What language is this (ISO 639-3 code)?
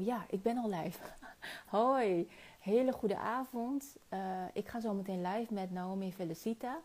nld